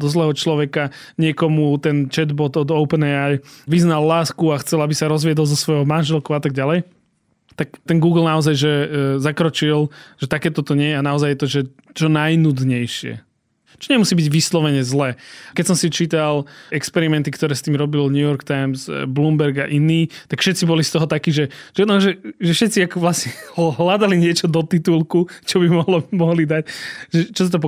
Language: Slovak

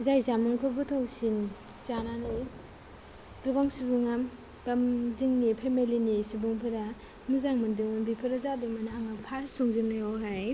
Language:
Bodo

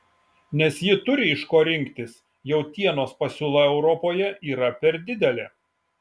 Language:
Lithuanian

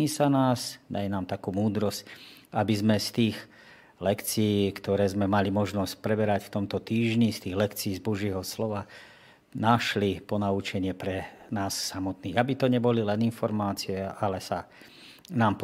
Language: Slovak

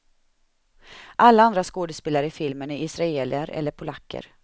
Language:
Swedish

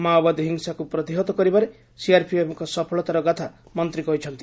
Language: Odia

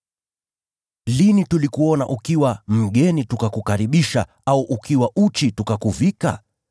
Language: Swahili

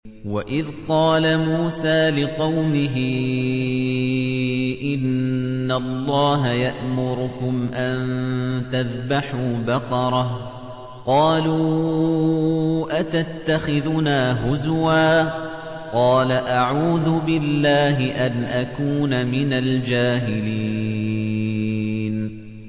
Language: Arabic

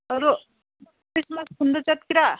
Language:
Manipuri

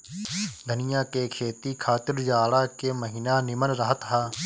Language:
Bhojpuri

